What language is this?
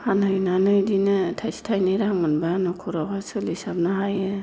Bodo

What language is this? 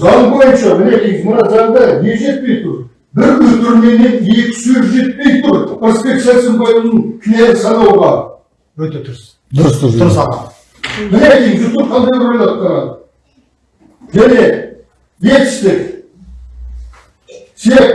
Turkish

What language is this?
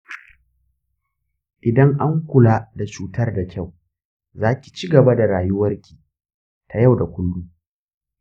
Hausa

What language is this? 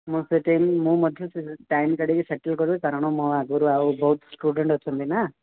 Odia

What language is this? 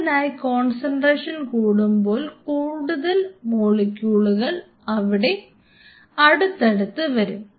Malayalam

